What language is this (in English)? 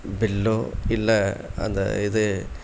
Tamil